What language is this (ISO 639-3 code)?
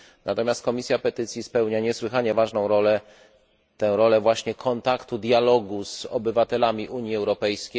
pol